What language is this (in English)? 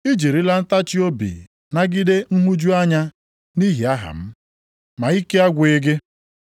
Igbo